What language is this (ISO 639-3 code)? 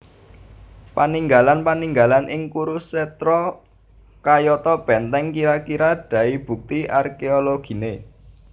jav